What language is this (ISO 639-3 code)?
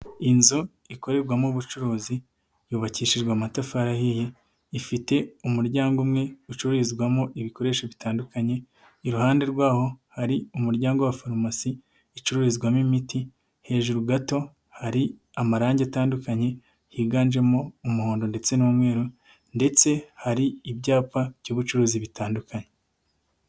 kin